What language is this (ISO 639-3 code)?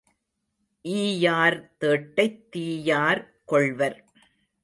tam